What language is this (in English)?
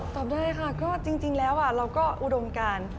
Thai